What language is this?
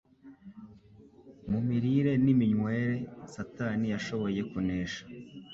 Kinyarwanda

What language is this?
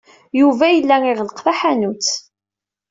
Kabyle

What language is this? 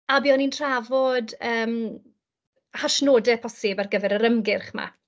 Welsh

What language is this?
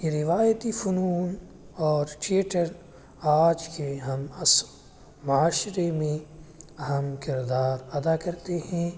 Urdu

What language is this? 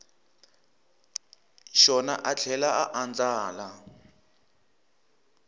Tsonga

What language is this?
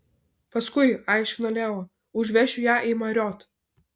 Lithuanian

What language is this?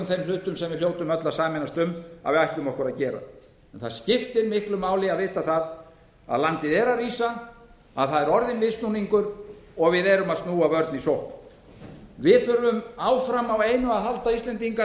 Icelandic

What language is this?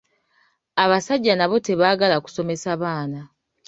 Ganda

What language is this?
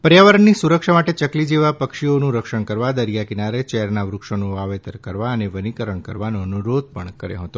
Gujarati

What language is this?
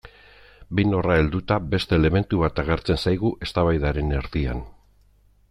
Basque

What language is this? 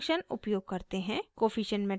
Hindi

